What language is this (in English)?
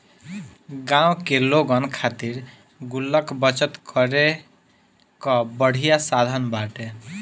Bhojpuri